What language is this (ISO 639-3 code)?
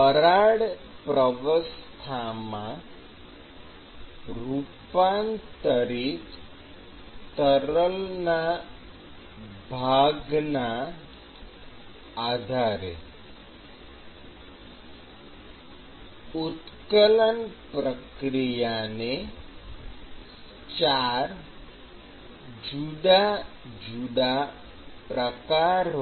guj